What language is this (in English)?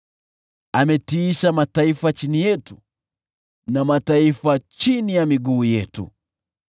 Swahili